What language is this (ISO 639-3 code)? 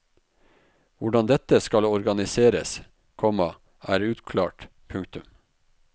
nor